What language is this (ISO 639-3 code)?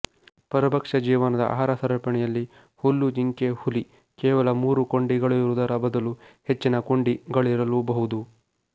kan